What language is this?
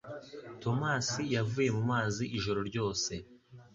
Kinyarwanda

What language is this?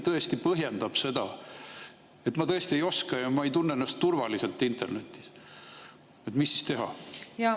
Estonian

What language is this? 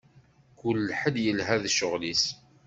Kabyle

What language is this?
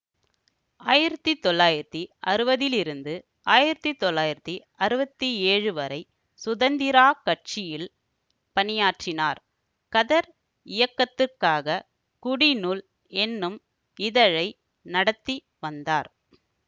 Tamil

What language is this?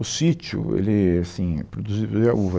Portuguese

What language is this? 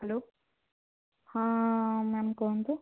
Odia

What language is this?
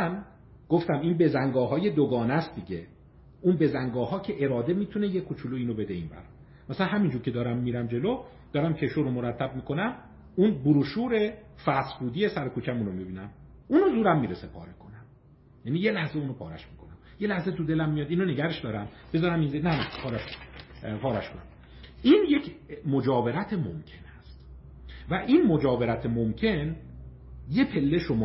Persian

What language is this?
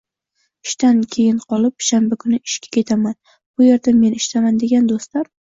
Uzbek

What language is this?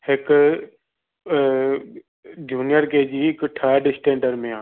Sindhi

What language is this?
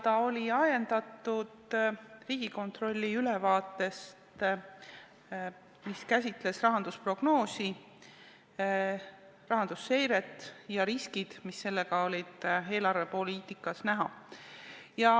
Estonian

